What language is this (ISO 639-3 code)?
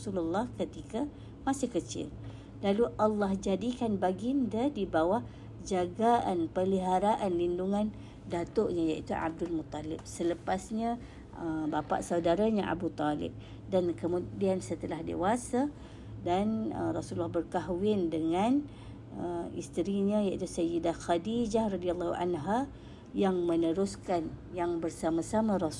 msa